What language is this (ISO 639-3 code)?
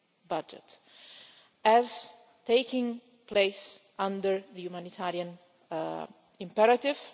eng